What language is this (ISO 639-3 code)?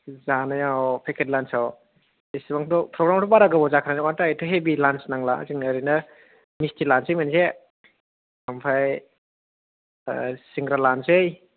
brx